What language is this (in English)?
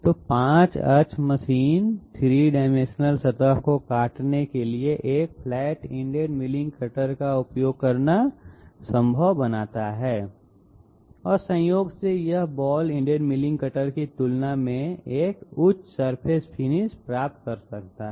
Hindi